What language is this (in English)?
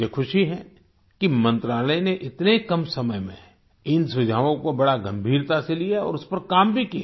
Hindi